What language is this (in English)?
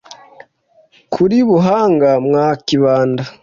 Kinyarwanda